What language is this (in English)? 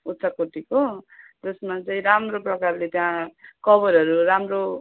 Nepali